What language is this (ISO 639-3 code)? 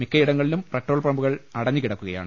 mal